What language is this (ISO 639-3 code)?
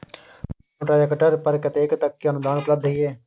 mai